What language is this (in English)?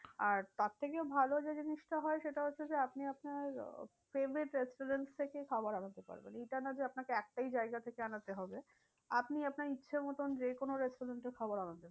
Bangla